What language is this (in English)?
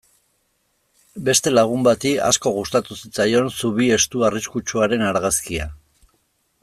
Basque